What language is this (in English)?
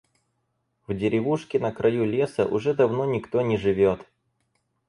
Russian